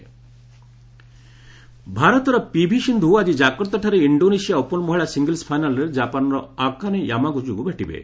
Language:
Odia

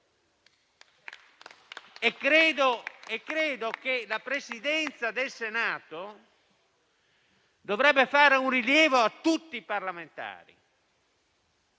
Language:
Italian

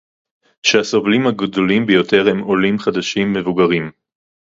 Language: Hebrew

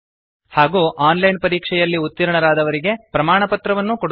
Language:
Kannada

